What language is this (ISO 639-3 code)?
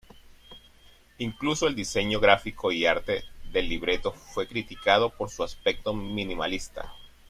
spa